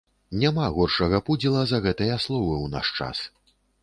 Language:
Belarusian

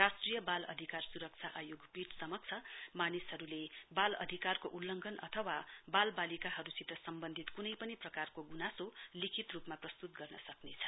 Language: Nepali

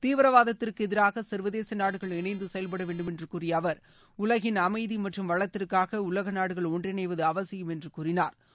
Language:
Tamil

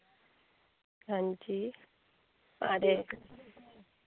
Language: Dogri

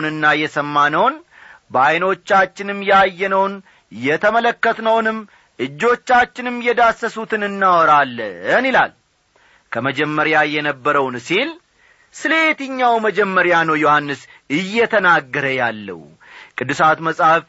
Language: Amharic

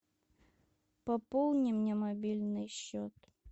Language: Russian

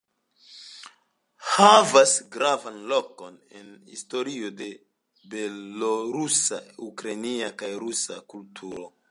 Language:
Esperanto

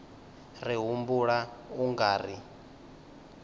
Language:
Venda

